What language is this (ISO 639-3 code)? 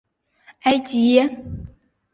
zho